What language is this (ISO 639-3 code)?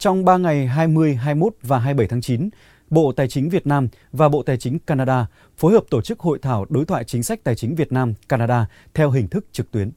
vie